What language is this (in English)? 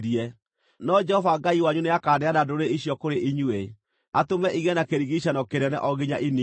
Kikuyu